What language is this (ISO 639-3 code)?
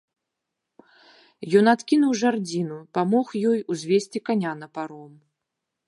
bel